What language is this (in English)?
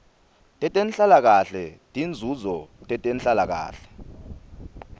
Swati